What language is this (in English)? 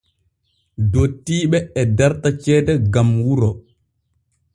Borgu Fulfulde